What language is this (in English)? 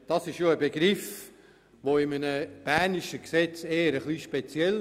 Swiss German